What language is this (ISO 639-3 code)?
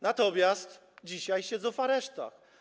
pol